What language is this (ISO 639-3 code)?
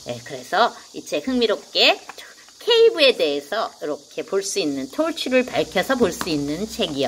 kor